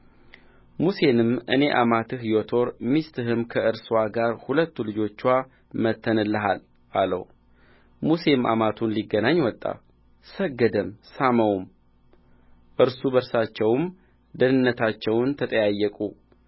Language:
Amharic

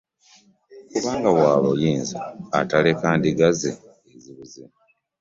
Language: Ganda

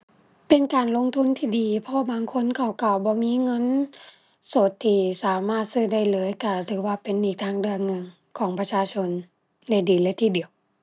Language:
Thai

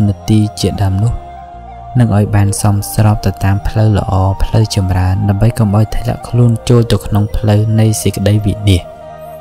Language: Thai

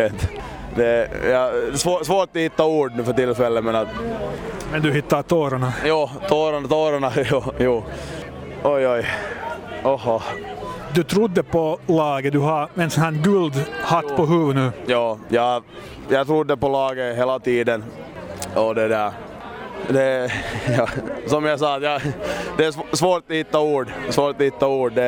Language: Swedish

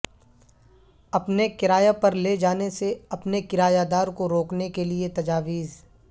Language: Urdu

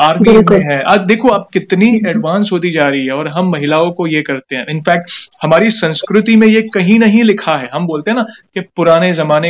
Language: Hindi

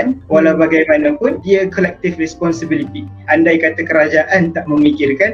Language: Malay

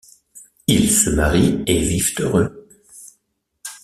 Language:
French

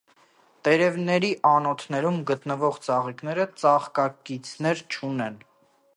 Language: Armenian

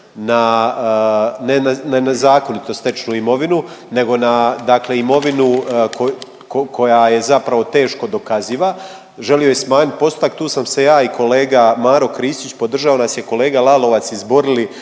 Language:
Croatian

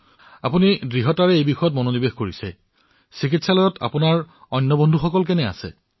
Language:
Assamese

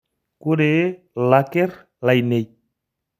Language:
Masai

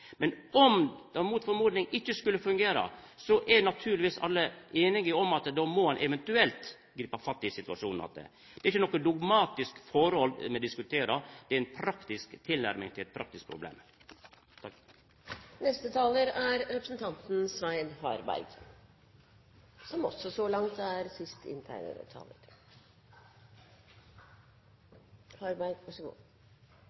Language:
Norwegian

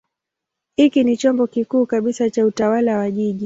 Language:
Swahili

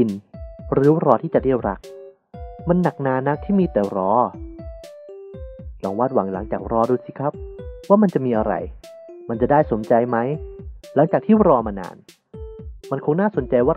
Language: Thai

